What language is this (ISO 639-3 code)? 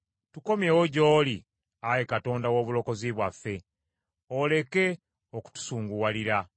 lug